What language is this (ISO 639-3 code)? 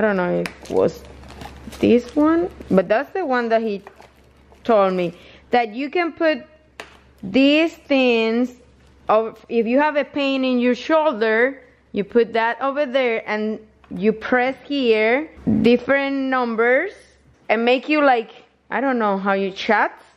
eng